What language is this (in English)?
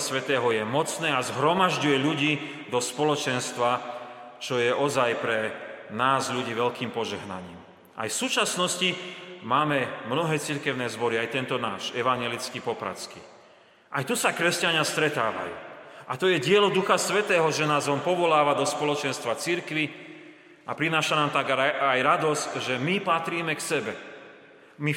Slovak